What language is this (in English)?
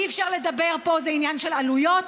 Hebrew